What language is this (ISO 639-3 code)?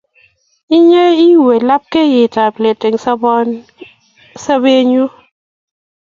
kln